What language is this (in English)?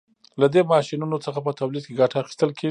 Pashto